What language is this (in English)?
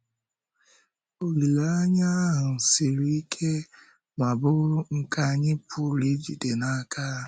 Igbo